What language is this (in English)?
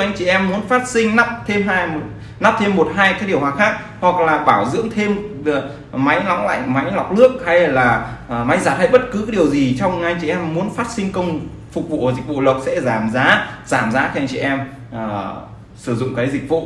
Vietnamese